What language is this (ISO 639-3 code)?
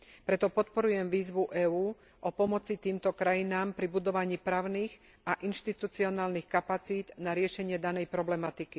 slk